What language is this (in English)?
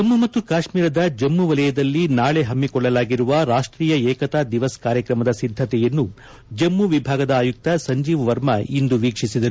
Kannada